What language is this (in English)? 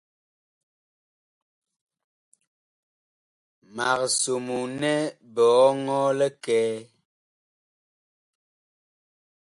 Bakoko